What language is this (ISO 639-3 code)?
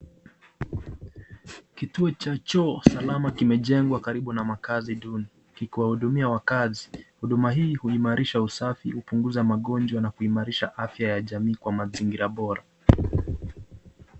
swa